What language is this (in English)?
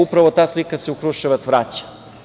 Serbian